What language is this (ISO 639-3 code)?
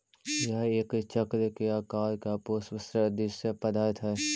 mag